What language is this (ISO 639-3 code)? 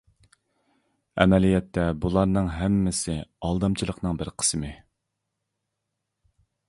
uig